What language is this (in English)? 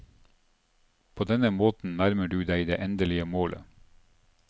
Norwegian